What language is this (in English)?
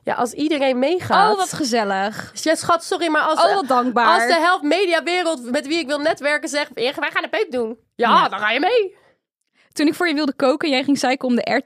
Dutch